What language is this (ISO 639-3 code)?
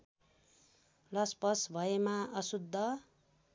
nep